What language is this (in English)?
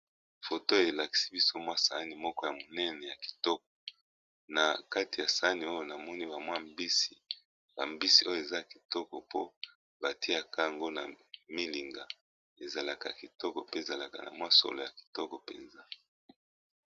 Lingala